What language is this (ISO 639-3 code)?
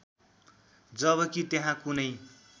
nep